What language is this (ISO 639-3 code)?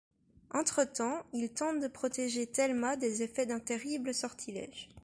fra